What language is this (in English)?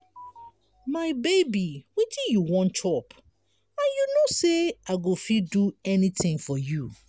Nigerian Pidgin